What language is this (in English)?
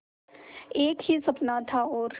Hindi